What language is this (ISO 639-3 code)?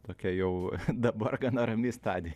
lit